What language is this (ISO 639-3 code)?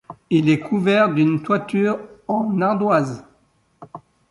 fra